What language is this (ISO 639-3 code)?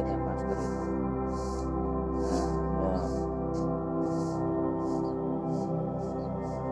ind